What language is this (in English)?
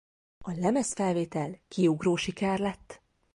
Hungarian